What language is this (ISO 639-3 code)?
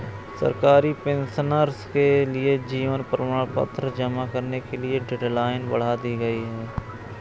hin